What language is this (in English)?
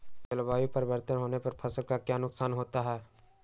Magahi